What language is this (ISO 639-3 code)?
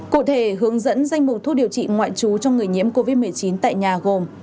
vie